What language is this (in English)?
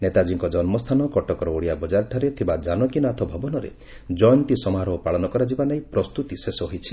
Odia